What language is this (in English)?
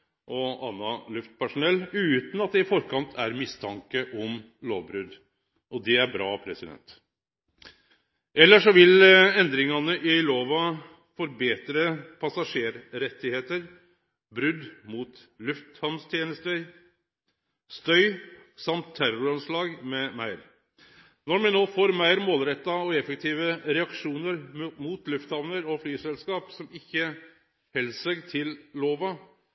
Norwegian Nynorsk